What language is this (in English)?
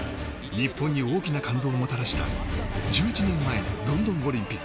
Japanese